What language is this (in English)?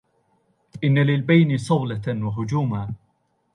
Arabic